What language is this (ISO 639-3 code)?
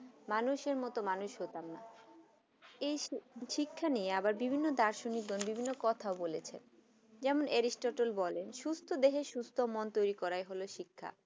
ben